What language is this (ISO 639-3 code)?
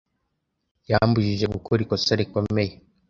kin